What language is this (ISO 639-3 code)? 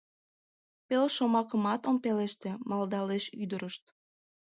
chm